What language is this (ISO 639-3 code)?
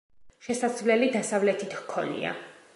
kat